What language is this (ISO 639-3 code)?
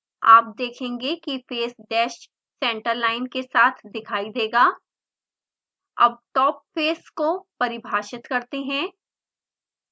hin